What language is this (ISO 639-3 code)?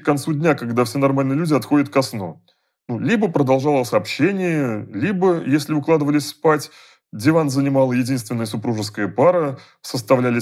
rus